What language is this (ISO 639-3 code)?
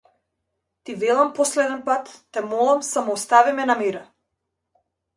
mkd